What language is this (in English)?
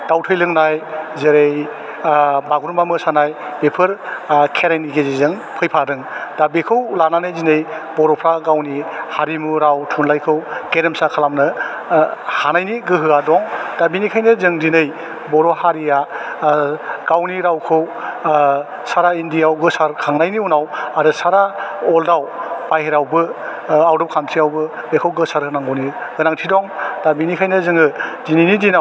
Bodo